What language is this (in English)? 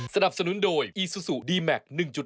Thai